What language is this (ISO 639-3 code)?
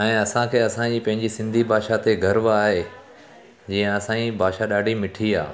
snd